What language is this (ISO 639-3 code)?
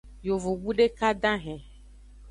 ajg